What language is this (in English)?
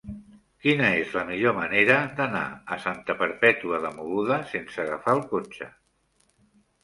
Catalan